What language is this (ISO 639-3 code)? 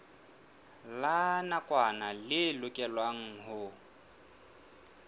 sot